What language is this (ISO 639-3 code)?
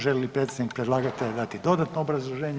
hrv